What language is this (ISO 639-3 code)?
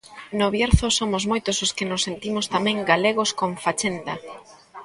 glg